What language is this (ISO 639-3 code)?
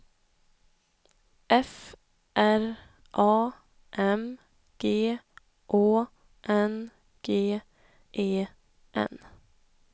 swe